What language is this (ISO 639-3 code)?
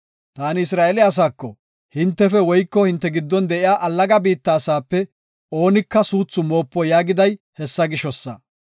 gof